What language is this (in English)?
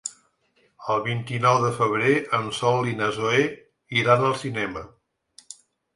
Catalan